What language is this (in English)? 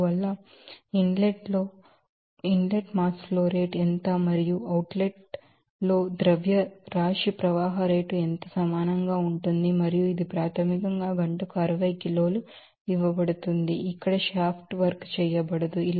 Telugu